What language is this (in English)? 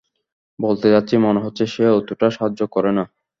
Bangla